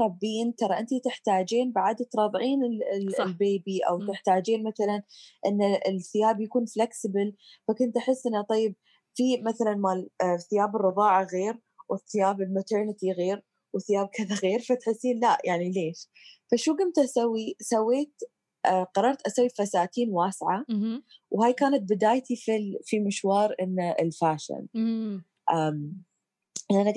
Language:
Arabic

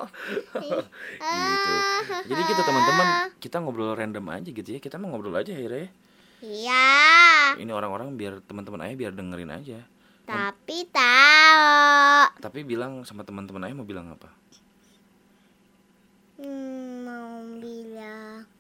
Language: Indonesian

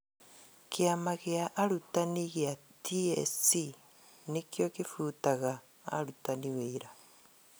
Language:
Kikuyu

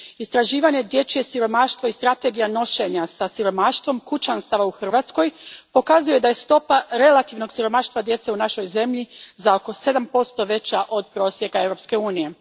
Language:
Croatian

